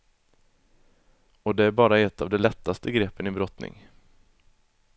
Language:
Swedish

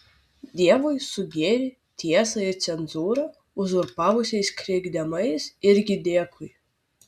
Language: Lithuanian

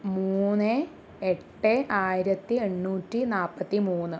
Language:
Malayalam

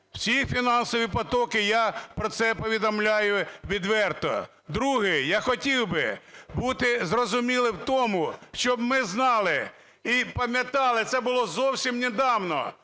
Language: Ukrainian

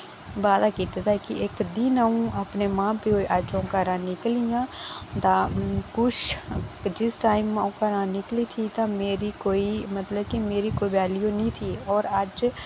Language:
Dogri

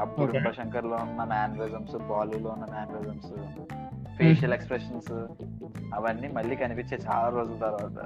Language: Telugu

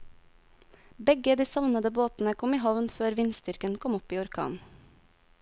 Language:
Norwegian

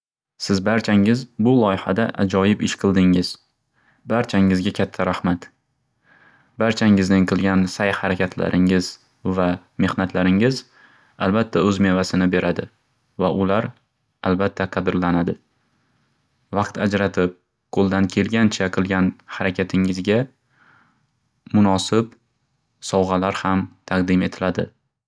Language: Uzbek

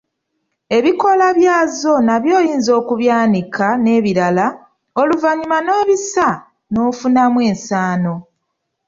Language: Ganda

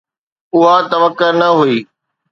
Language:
Sindhi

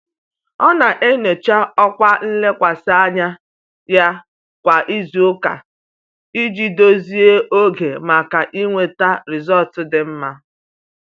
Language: Igbo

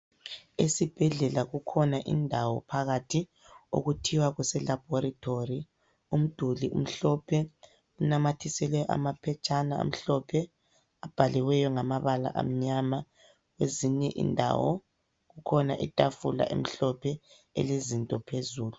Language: North Ndebele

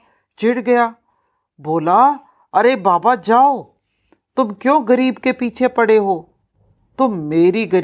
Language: Hindi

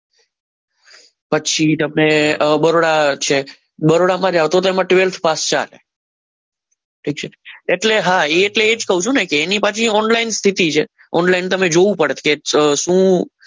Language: Gujarati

